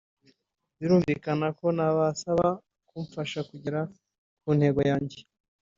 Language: Kinyarwanda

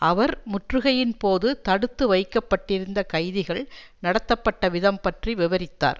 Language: Tamil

